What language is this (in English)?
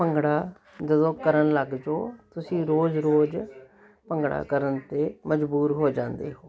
Punjabi